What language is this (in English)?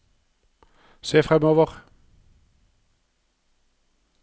Norwegian